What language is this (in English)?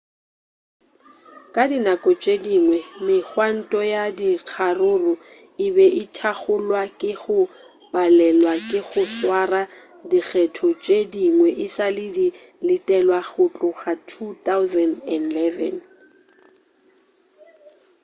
Northern Sotho